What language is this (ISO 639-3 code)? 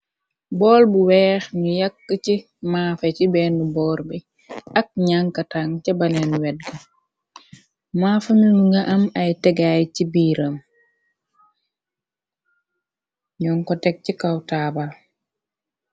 wol